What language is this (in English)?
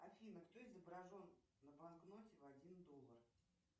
Russian